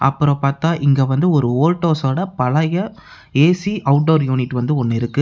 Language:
Tamil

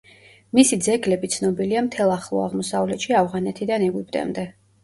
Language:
Georgian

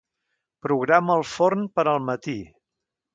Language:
Catalan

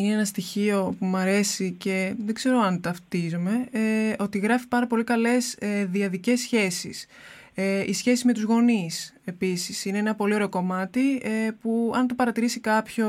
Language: Greek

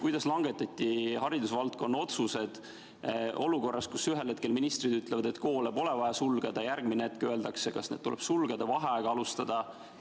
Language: Estonian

